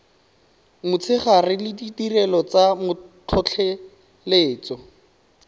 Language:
Tswana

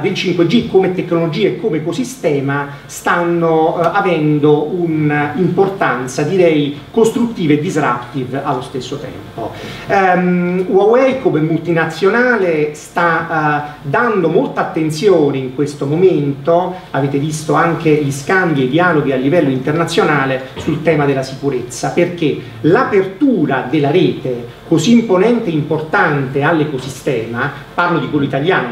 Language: Italian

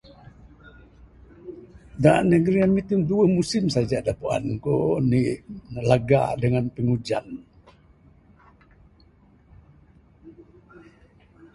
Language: Bukar-Sadung Bidayuh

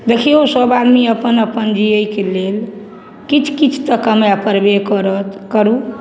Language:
Maithili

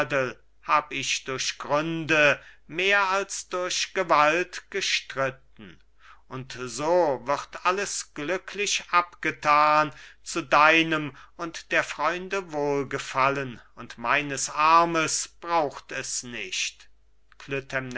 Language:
German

